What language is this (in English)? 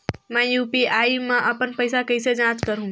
Chhattisgarhi